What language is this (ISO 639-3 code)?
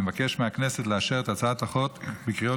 heb